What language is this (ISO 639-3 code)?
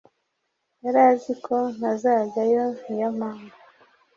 kin